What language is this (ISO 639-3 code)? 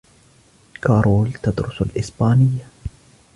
ara